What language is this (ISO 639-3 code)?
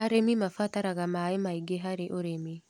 kik